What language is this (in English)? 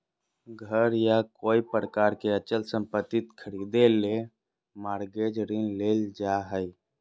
Magahi